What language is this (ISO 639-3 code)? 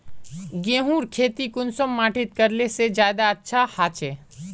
mag